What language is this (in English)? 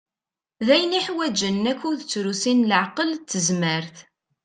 Kabyle